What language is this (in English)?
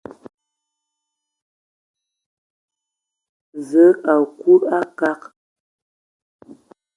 Ewondo